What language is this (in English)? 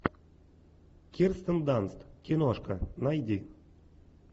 Russian